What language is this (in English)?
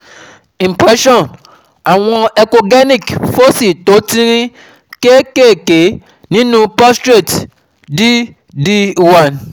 Yoruba